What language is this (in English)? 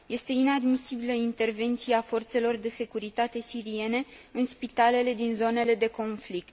Romanian